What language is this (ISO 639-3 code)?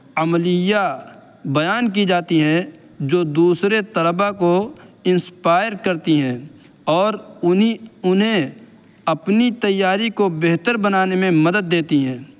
urd